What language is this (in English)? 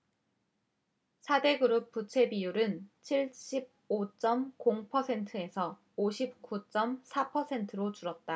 Korean